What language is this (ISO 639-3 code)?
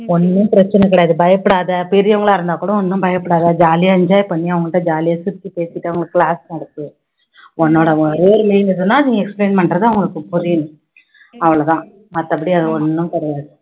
tam